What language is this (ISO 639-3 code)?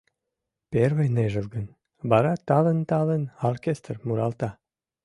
chm